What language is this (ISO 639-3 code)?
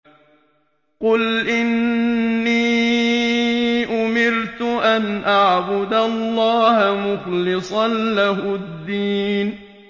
ara